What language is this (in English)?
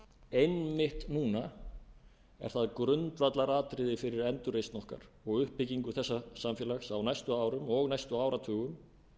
Icelandic